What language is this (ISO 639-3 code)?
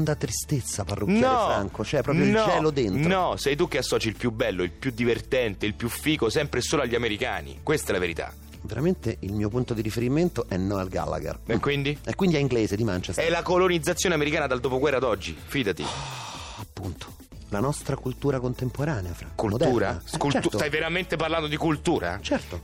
ita